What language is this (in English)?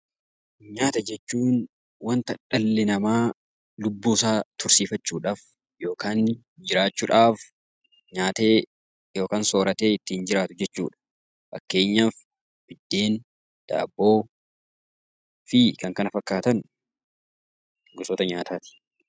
Oromo